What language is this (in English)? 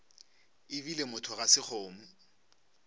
Northern Sotho